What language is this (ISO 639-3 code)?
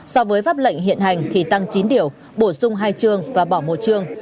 vie